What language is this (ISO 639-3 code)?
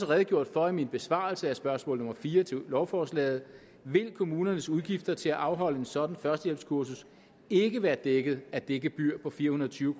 dan